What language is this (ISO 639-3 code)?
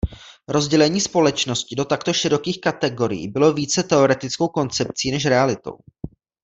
ces